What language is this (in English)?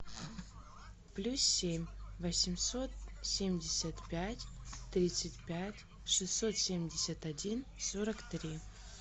Russian